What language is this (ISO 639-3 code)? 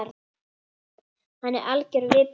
isl